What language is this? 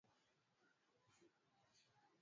Swahili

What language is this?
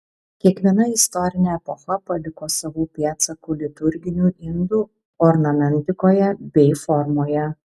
Lithuanian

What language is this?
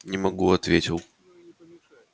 Russian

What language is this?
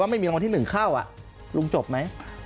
Thai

